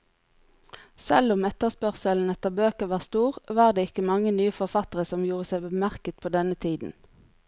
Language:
Norwegian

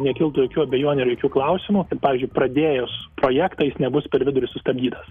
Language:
Lithuanian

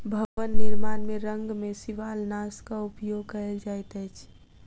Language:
Maithili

